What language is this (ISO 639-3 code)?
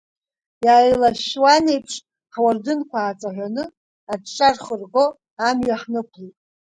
abk